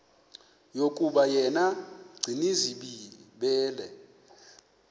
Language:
Xhosa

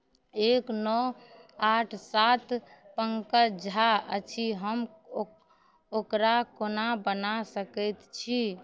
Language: Maithili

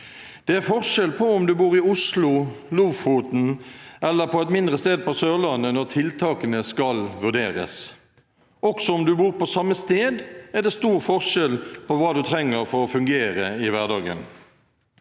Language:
Norwegian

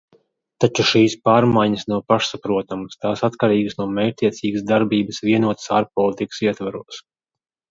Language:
Latvian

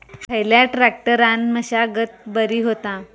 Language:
Marathi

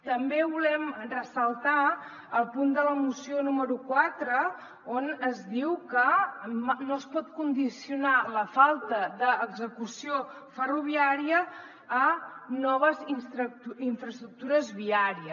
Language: Catalan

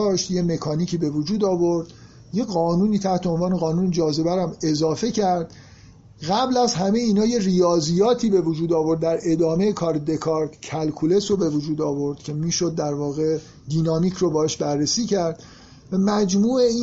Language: Persian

